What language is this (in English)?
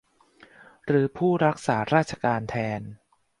Thai